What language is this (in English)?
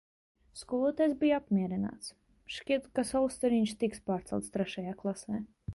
Latvian